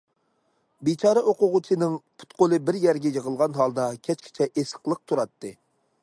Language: Uyghur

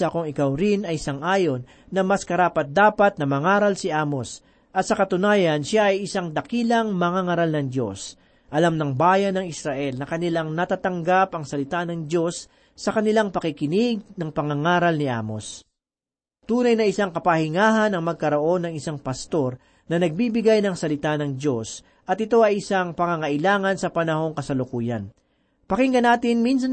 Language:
Filipino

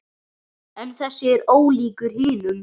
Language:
Icelandic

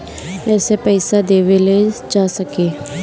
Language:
Bhojpuri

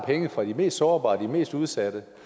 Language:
Danish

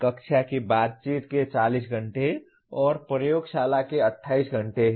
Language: Hindi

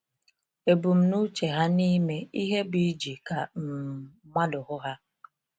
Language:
Igbo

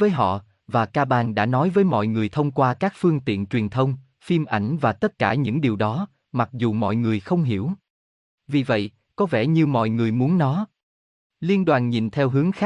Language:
Vietnamese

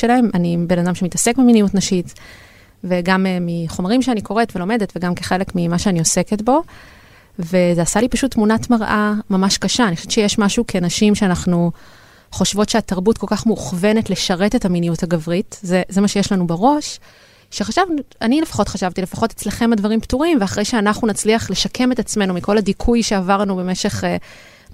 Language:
Hebrew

